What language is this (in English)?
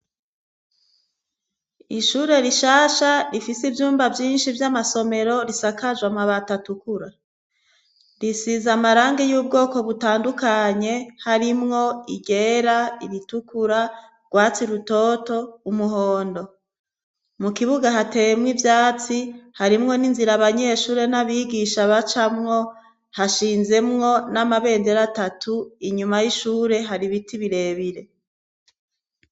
Rundi